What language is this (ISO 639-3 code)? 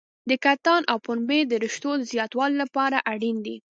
pus